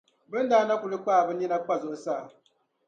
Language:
Dagbani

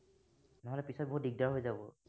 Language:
Assamese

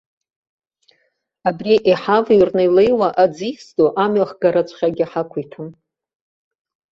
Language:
Abkhazian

